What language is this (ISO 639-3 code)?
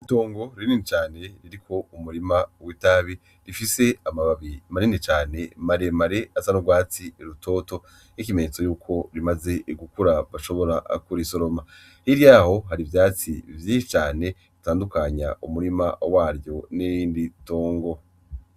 run